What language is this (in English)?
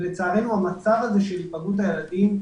Hebrew